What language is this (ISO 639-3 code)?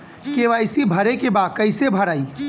bho